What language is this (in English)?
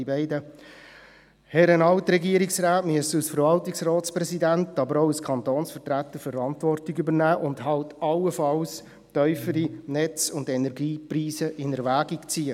Swiss German